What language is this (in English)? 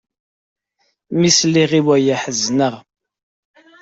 Kabyle